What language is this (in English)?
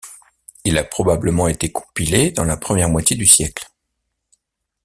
French